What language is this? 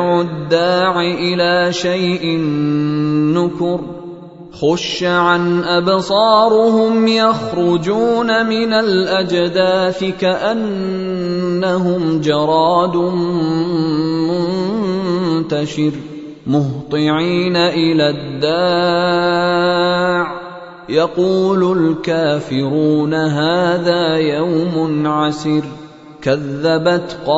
Arabic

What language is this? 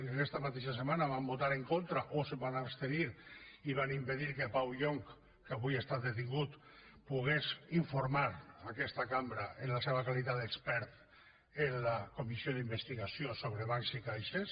Catalan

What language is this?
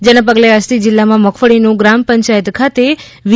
Gujarati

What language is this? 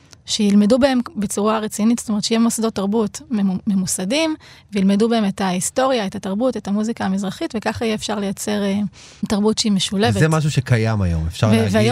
Hebrew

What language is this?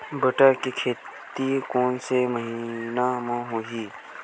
Chhattisgarhi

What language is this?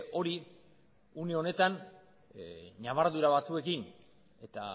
Basque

